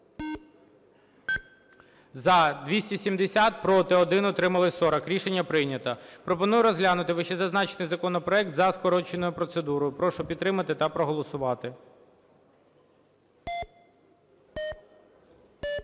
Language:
Ukrainian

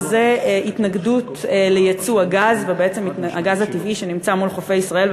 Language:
Hebrew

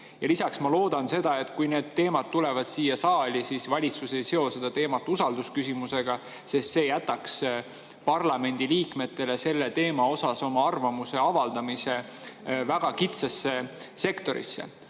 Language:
Estonian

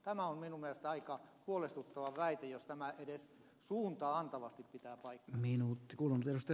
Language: Finnish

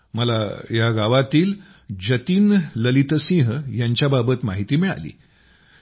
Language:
Marathi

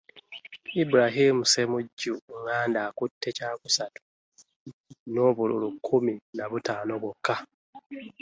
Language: Ganda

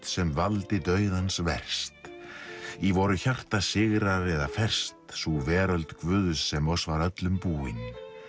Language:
Icelandic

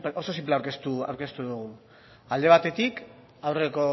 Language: Basque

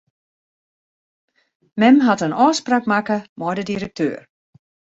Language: Western Frisian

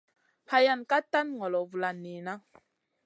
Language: Masana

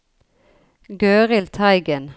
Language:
Norwegian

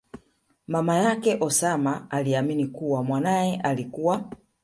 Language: Swahili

